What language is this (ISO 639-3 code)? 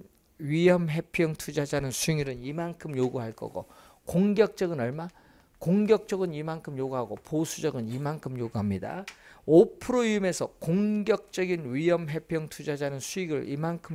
kor